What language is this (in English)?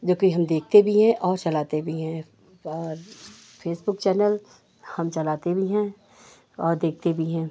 Hindi